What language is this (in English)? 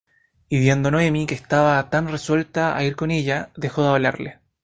Spanish